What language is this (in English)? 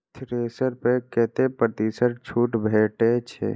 Maithili